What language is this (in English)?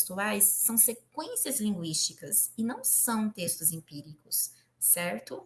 Portuguese